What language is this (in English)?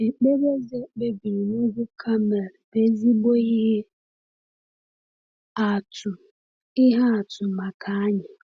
Igbo